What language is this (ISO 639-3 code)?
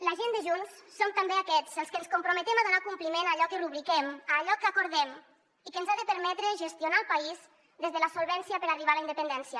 cat